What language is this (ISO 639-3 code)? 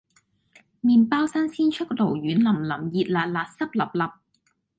yue